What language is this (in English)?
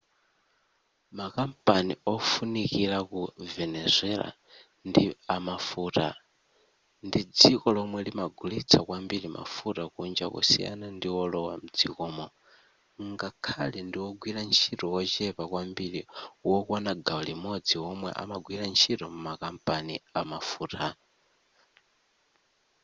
Nyanja